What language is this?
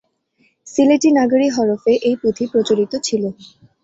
Bangla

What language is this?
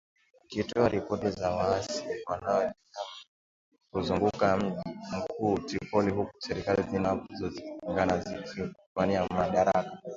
Swahili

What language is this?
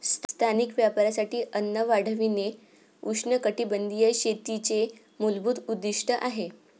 Marathi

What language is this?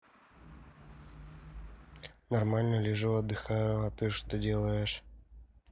Russian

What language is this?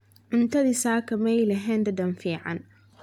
Somali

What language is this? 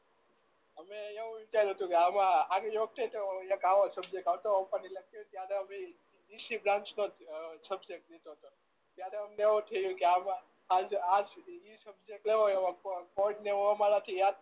Gujarati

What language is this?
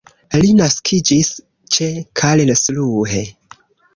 Esperanto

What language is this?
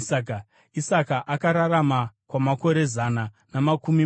Shona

